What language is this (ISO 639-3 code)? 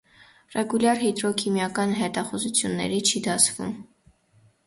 hye